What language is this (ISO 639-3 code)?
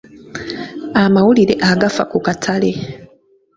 lug